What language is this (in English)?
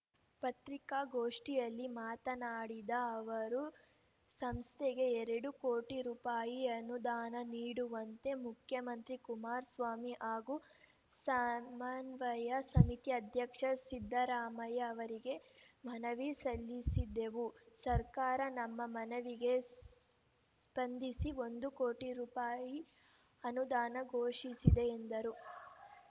Kannada